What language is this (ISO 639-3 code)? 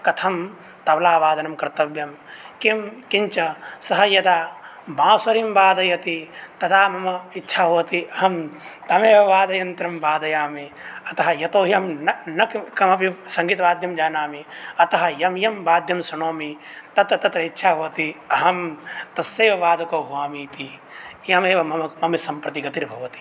san